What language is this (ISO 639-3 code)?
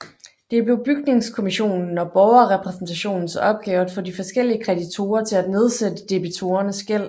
dan